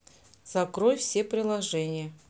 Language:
Russian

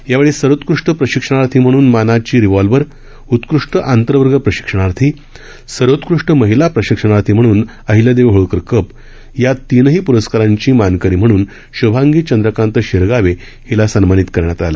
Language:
Marathi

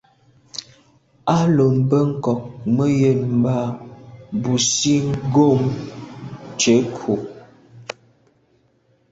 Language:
Medumba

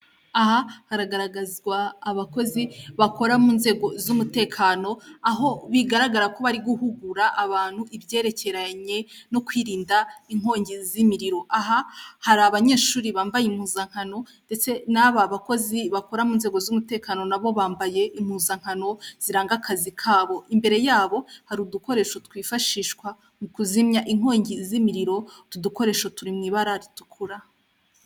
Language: Kinyarwanda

